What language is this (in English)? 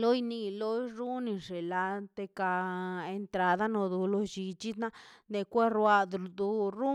Mazaltepec Zapotec